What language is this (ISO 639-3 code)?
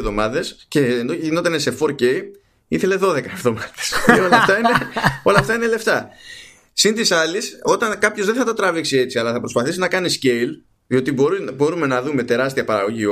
ell